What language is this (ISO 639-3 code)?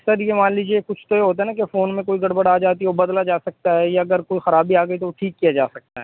urd